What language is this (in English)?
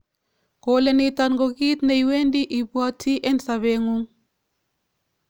Kalenjin